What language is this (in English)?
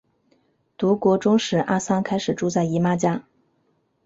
Chinese